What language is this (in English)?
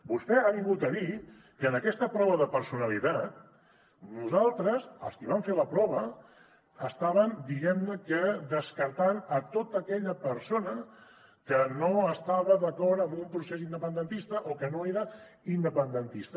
Catalan